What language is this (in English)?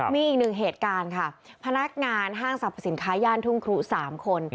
Thai